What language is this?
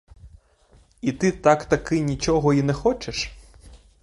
Ukrainian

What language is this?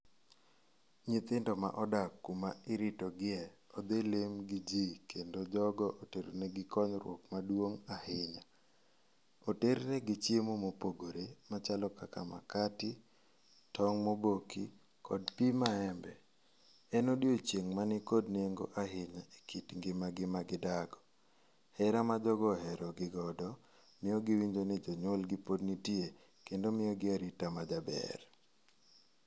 Luo (Kenya and Tanzania)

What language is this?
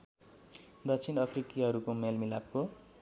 Nepali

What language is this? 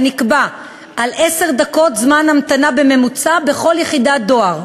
Hebrew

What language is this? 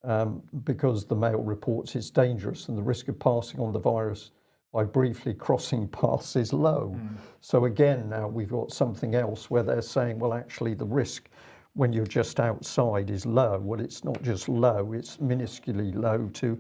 English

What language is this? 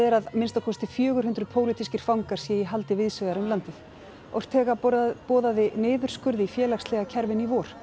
Icelandic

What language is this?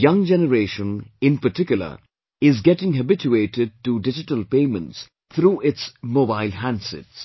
English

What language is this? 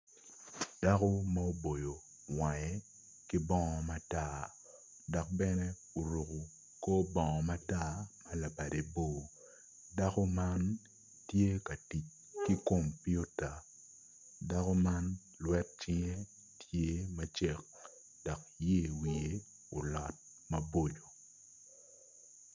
Acoli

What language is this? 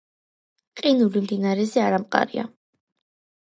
Georgian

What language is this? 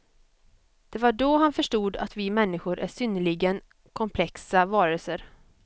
Swedish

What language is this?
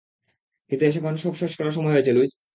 Bangla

